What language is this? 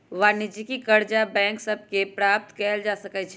Magahi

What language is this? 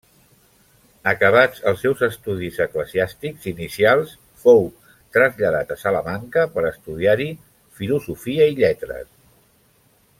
Catalan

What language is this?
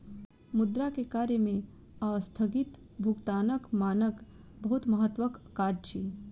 Maithili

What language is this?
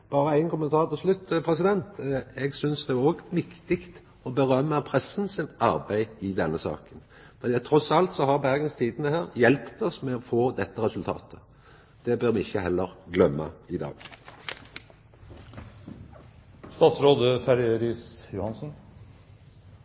Norwegian Nynorsk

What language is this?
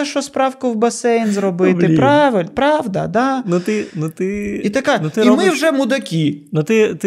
Ukrainian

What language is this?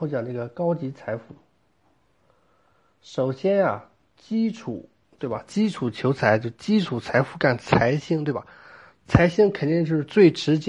Chinese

